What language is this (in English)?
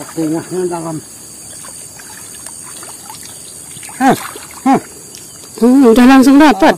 Indonesian